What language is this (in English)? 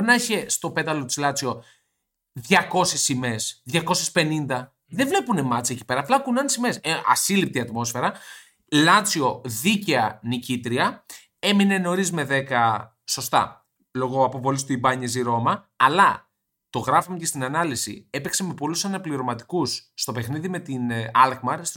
Greek